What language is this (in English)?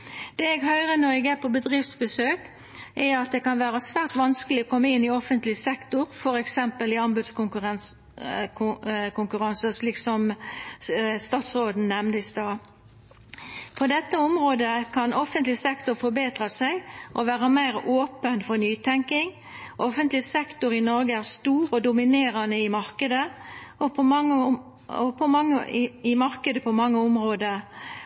Norwegian Nynorsk